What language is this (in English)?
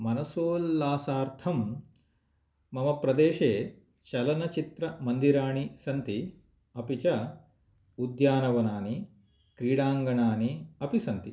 Sanskrit